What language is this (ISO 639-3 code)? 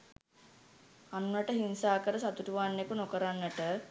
sin